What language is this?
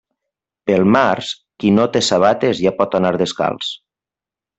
Catalan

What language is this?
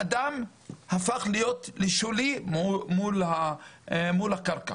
Hebrew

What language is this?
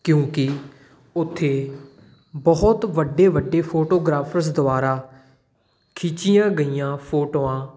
Punjabi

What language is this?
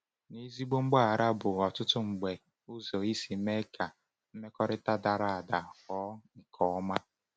Igbo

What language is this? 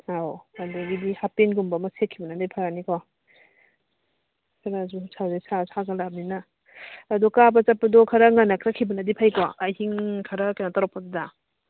Manipuri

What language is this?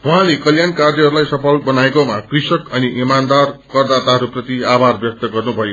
Nepali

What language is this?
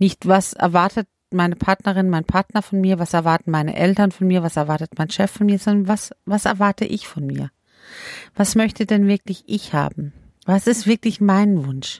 German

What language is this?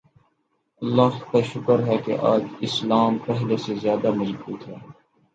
Urdu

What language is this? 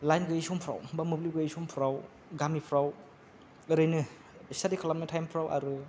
Bodo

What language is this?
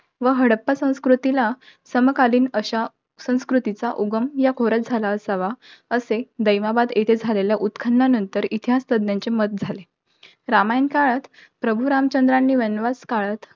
Marathi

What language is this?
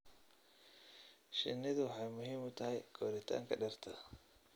Somali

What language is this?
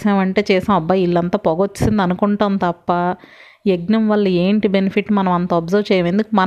Telugu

